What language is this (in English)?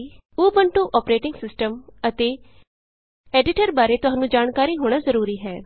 Punjabi